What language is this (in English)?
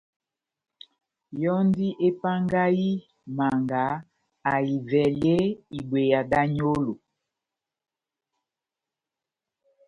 Batanga